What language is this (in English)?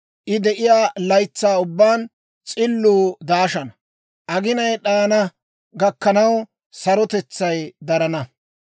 Dawro